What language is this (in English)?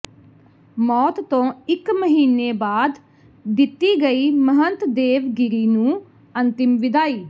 Punjabi